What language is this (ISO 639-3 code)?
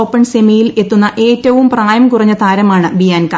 mal